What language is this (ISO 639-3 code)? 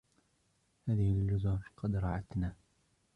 ara